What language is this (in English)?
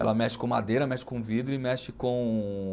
Portuguese